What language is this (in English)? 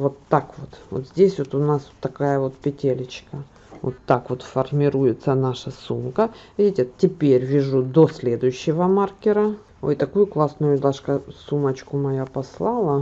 Russian